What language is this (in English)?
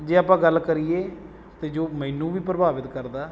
Punjabi